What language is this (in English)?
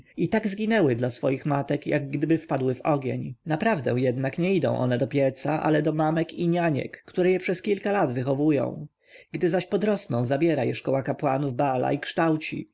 Polish